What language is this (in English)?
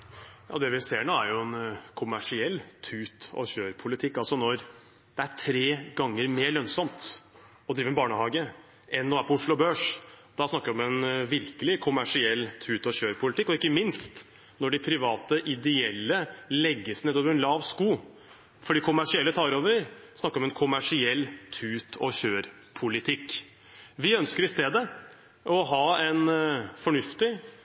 Norwegian